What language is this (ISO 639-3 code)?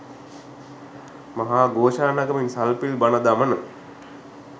sin